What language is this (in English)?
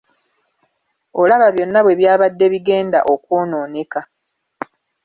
Ganda